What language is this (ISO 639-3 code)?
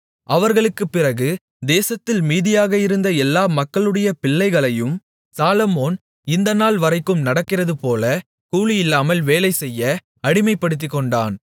tam